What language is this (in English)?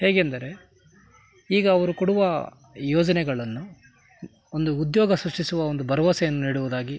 Kannada